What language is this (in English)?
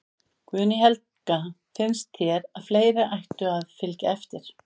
Icelandic